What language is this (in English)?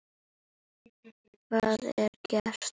Icelandic